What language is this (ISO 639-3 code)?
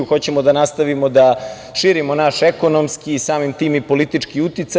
srp